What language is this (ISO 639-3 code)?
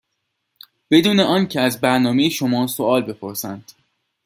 fas